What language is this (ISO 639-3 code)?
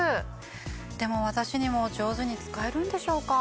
jpn